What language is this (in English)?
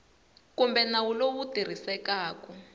Tsonga